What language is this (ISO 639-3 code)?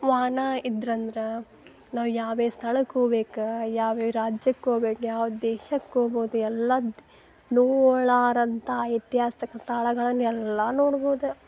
kan